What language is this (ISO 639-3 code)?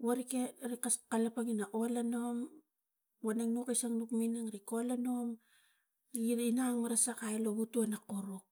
tgc